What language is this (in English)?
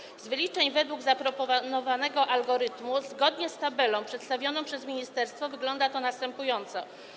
Polish